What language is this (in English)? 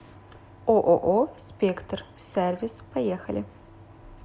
Russian